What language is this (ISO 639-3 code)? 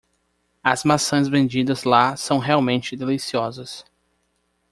por